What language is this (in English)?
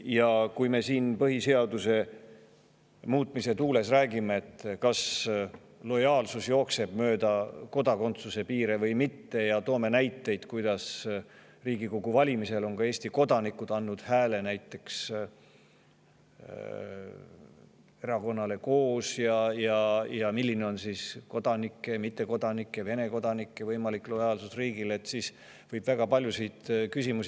Estonian